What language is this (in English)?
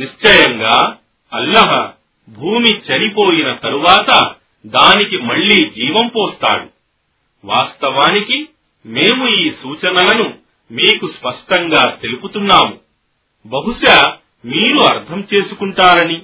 Telugu